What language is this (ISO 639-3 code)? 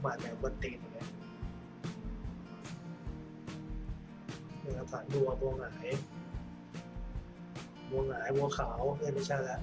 tha